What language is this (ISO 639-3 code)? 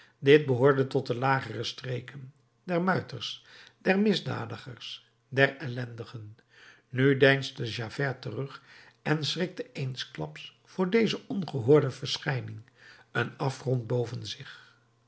nld